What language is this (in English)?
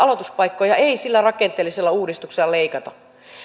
Finnish